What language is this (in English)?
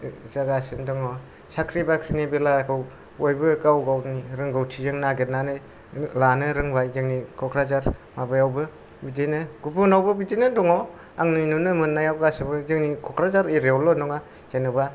Bodo